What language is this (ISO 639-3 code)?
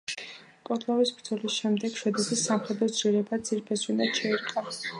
kat